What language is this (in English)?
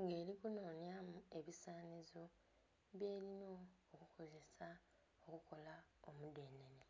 Soga